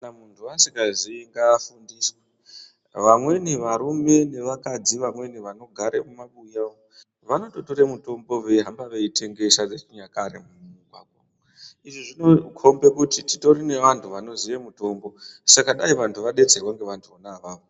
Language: Ndau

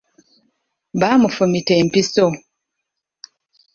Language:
Ganda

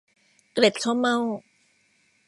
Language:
Thai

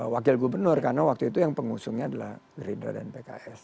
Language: Indonesian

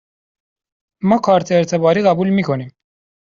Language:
Persian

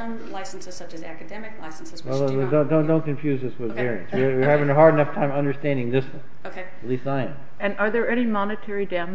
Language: English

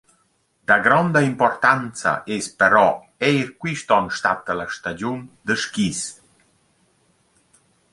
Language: Romansh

